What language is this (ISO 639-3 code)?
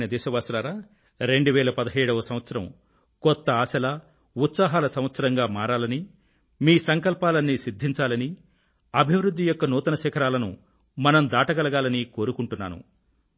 tel